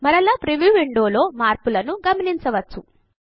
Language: Telugu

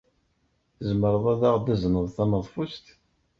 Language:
Kabyle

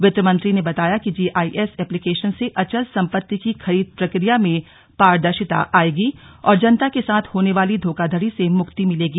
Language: Hindi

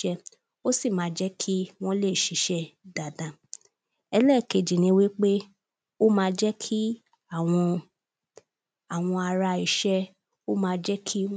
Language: Yoruba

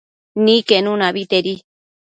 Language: Matsés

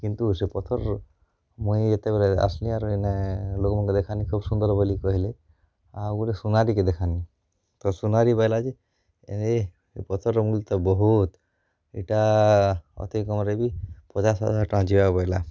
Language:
Odia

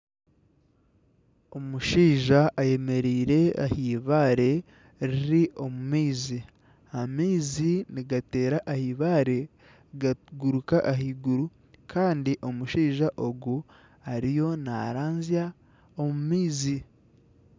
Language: Nyankole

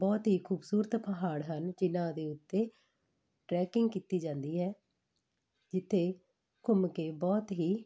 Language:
Punjabi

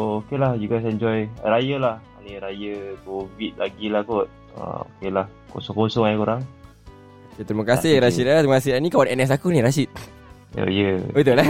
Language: Malay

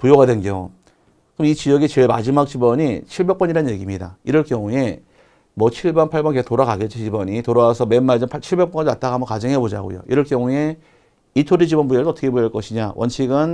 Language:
Korean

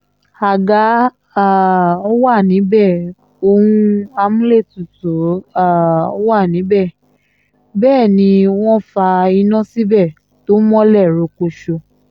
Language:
Yoruba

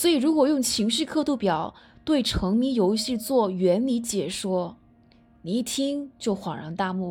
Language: Chinese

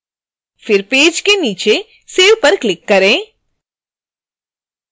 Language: Hindi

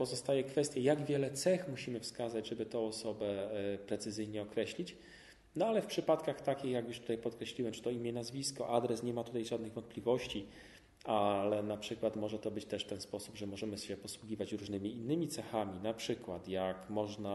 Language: Polish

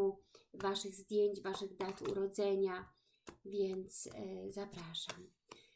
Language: Polish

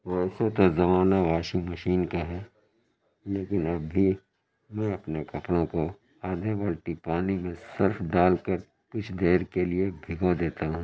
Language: Urdu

